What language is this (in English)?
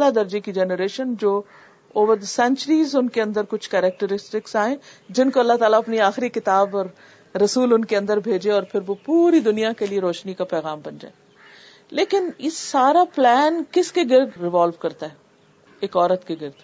Urdu